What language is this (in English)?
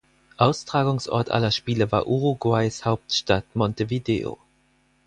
German